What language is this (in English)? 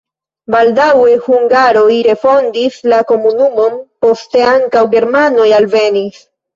Esperanto